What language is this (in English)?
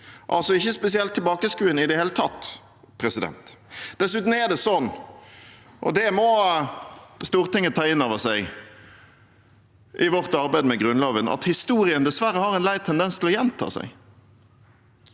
Norwegian